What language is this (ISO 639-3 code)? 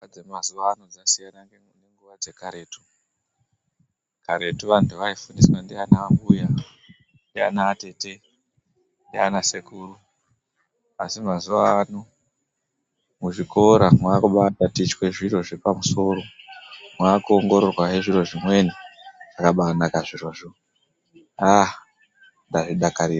ndc